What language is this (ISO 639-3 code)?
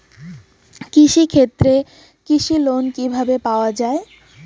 ben